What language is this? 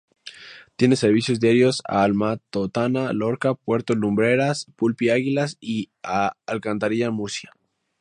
Spanish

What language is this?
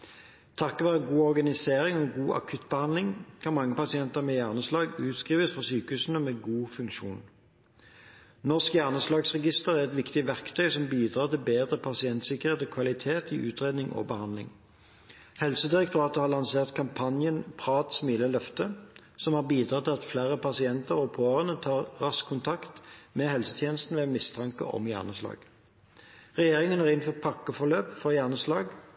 Norwegian Bokmål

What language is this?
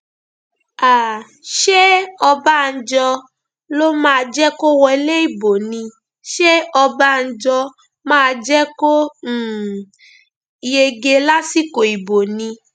Yoruba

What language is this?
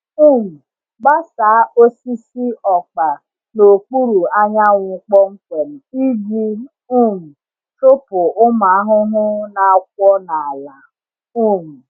Igbo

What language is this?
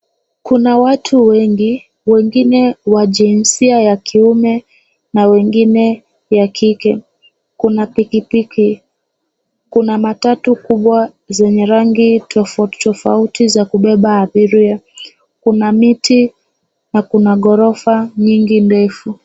Swahili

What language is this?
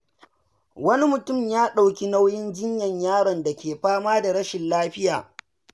Hausa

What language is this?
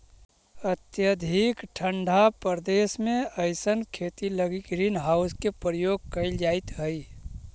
Magahi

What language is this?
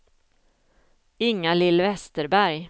Swedish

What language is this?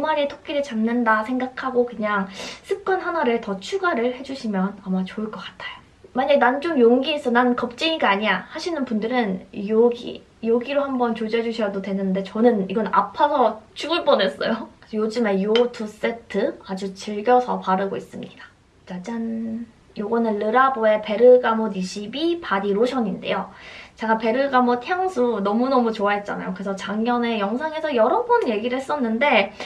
Korean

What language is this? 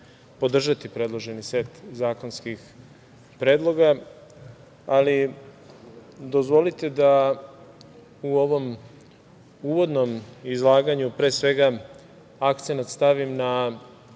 Serbian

